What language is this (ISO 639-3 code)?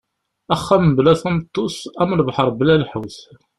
kab